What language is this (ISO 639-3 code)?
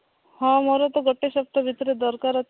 ori